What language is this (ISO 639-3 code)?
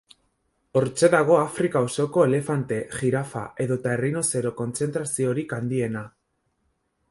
eus